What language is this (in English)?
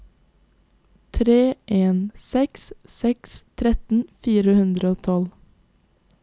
Norwegian